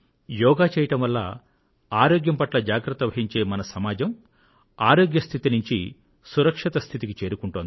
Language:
Telugu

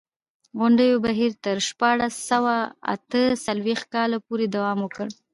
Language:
Pashto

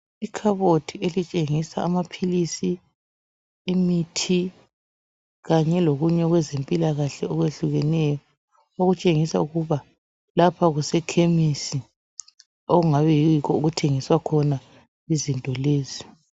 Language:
North Ndebele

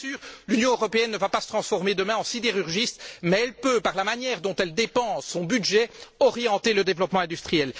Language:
French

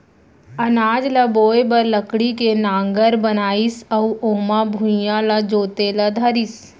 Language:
Chhattisgarhi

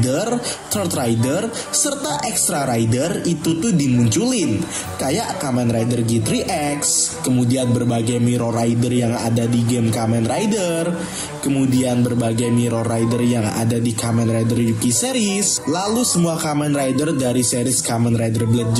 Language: Indonesian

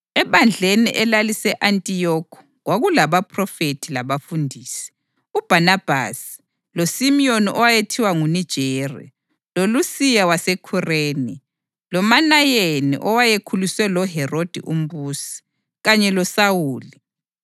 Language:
North Ndebele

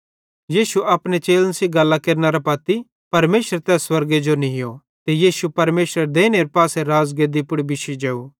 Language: Bhadrawahi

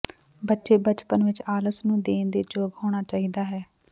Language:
Punjabi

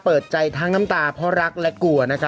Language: Thai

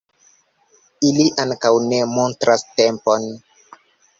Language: Esperanto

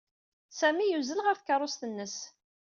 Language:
Kabyle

